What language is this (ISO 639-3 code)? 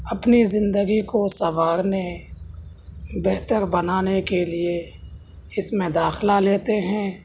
urd